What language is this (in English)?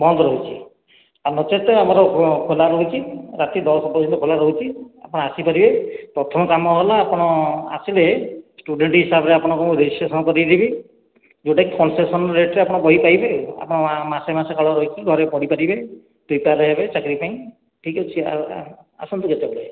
Odia